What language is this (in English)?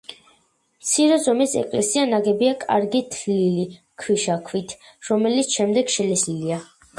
Georgian